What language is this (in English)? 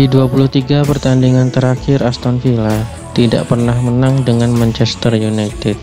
Indonesian